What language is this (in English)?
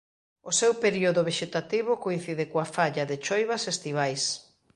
Galician